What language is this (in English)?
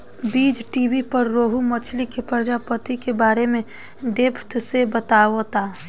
Bhojpuri